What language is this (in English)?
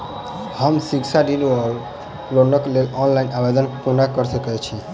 Maithili